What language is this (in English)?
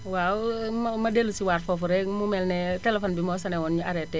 Wolof